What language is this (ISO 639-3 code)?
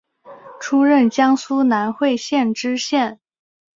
zho